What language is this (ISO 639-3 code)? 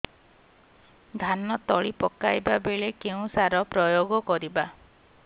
ori